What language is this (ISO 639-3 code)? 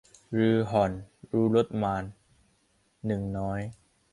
tha